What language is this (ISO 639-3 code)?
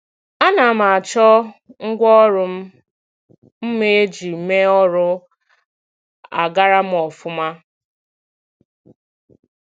ibo